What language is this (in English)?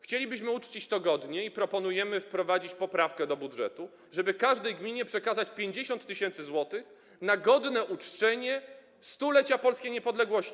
Polish